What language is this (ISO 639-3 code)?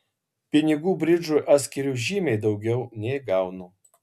lit